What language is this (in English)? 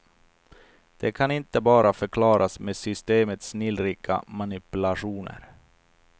Swedish